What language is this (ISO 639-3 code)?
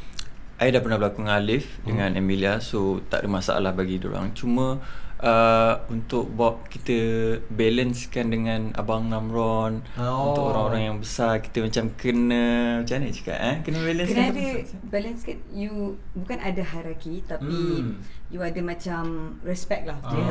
msa